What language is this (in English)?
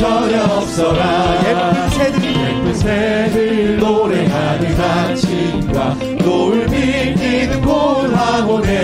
Korean